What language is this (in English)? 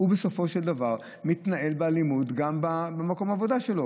Hebrew